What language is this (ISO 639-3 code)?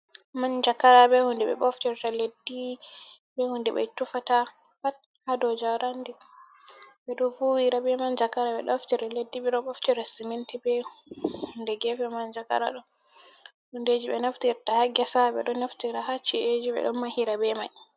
ful